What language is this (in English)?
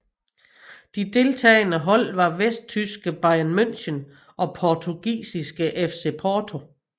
Danish